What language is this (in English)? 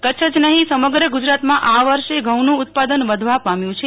Gujarati